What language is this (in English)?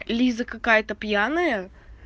Russian